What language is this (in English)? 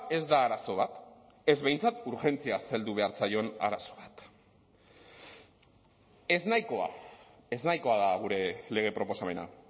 Basque